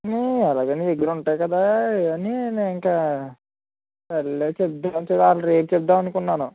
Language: Telugu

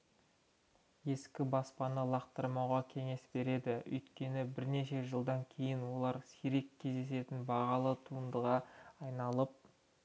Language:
Kazakh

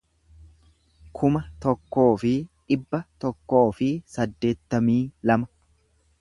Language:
Oromo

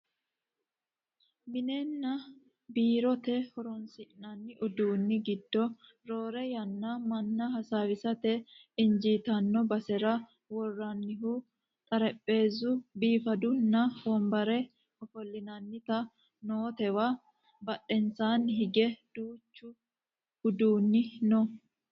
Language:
Sidamo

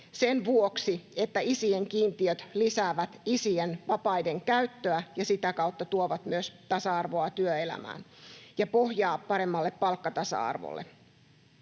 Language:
Finnish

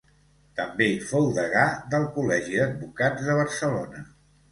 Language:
Catalan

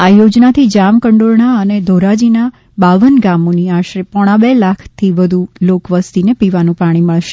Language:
Gujarati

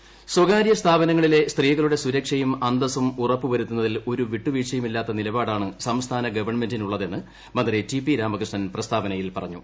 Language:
Malayalam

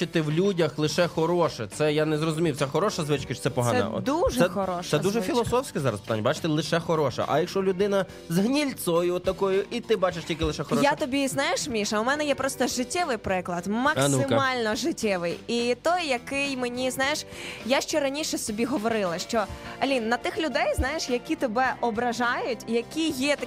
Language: Ukrainian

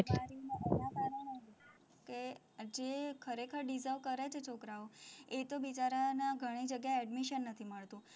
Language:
Gujarati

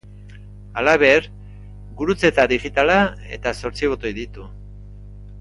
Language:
Basque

